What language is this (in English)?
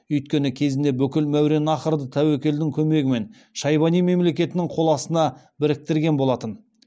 Kazakh